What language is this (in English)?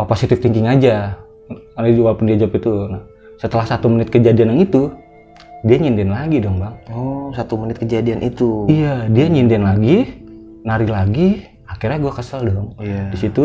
Indonesian